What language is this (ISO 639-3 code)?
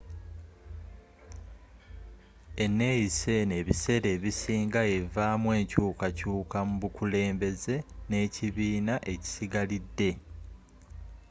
lug